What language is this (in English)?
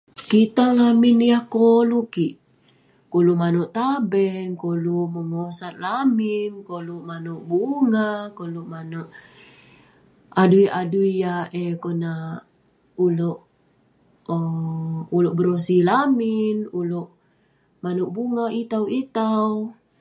Western Penan